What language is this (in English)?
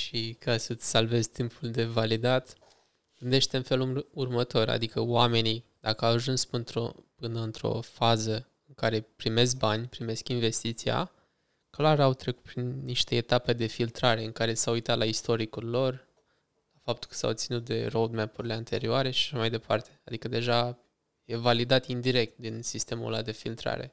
Romanian